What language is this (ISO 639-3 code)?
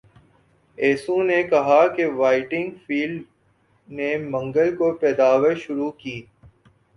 urd